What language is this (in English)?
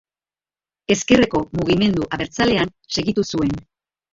Basque